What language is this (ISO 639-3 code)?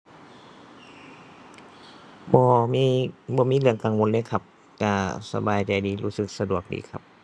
tha